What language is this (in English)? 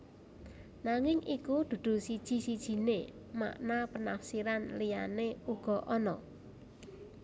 Javanese